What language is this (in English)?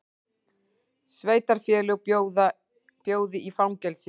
Icelandic